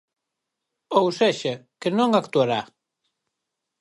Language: Galician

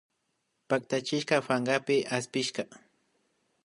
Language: Imbabura Highland Quichua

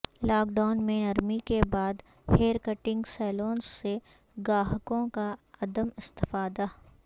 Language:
Urdu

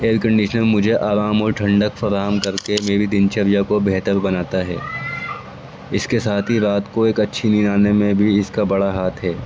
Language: Urdu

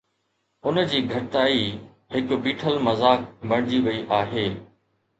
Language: Sindhi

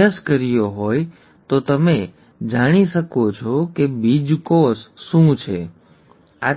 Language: Gujarati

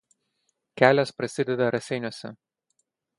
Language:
Lithuanian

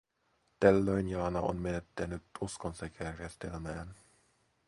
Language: Finnish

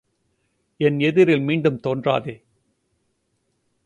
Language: Tamil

